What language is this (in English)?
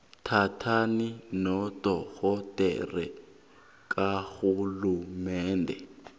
South Ndebele